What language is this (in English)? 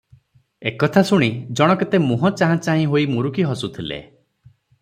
Odia